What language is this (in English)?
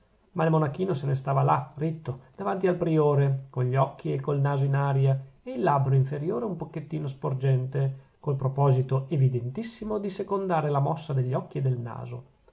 Italian